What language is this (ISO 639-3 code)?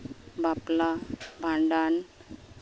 sat